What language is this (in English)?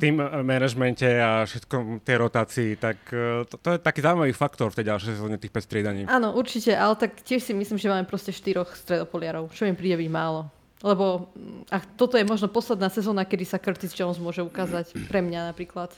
Slovak